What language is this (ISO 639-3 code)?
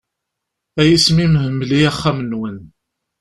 kab